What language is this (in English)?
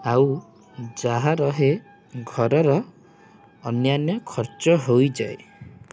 Odia